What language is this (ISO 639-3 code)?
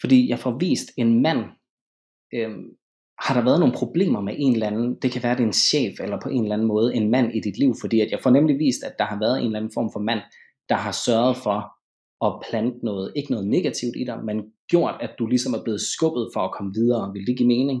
dan